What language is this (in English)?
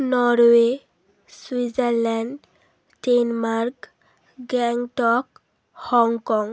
Bangla